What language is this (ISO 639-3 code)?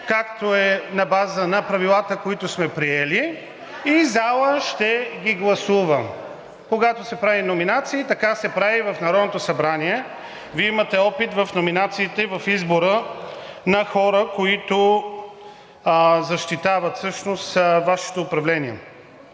bul